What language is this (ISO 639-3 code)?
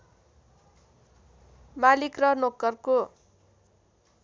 nep